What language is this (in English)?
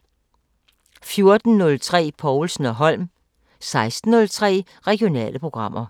Danish